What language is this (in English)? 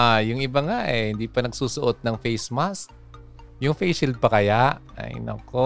Filipino